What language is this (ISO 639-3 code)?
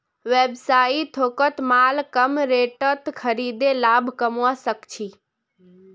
mag